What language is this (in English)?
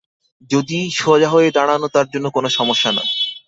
Bangla